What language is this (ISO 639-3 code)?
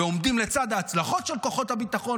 heb